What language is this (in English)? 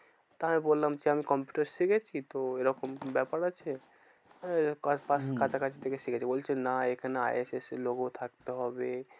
Bangla